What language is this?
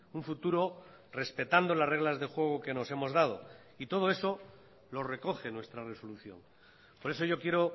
Spanish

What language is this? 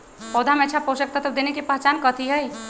Magahi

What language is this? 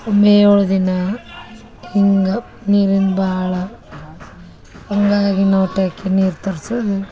Kannada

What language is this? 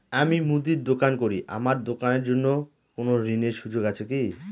Bangla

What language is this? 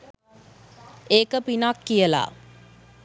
Sinhala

